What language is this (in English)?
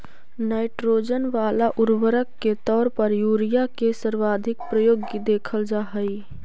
Magahi